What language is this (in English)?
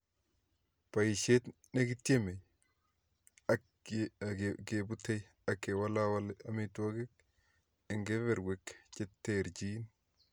Kalenjin